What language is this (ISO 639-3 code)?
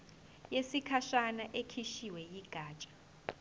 zul